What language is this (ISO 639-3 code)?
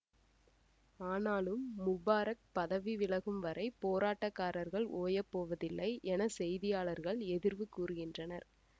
tam